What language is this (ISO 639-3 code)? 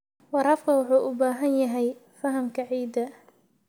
som